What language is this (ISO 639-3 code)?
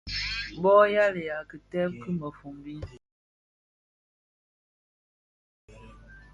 ksf